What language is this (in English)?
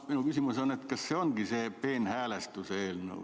Estonian